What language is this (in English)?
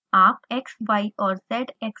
Hindi